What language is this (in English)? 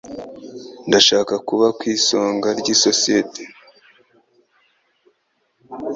Kinyarwanda